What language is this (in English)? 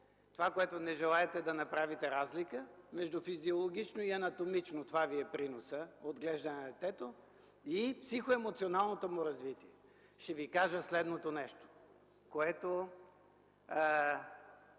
Bulgarian